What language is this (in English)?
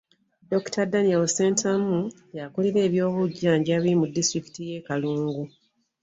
Ganda